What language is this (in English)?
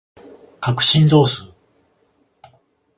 Japanese